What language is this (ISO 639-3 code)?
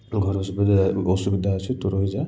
ori